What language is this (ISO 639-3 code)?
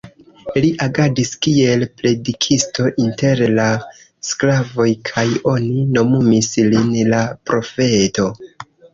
epo